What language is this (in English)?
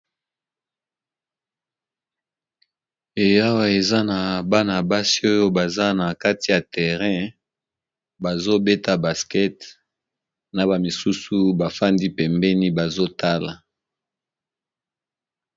Lingala